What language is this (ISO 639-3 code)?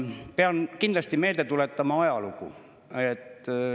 est